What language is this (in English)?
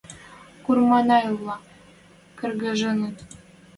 Western Mari